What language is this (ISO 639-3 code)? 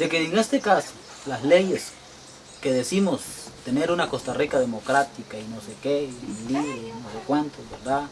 spa